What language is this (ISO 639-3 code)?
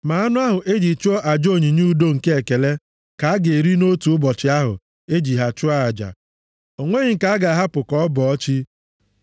ibo